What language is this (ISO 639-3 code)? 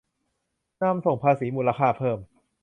tha